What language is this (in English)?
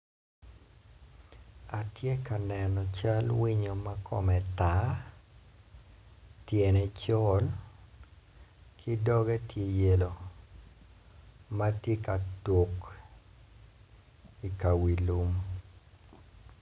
Acoli